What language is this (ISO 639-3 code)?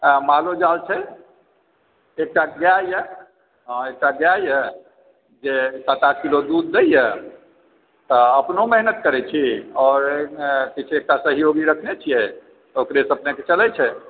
mai